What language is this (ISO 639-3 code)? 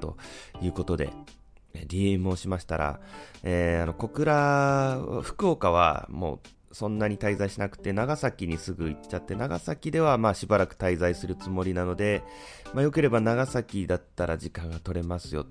jpn